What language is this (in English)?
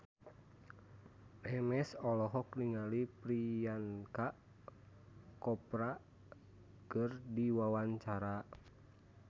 Sundanese